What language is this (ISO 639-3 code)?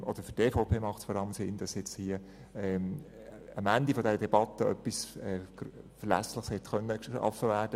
gsw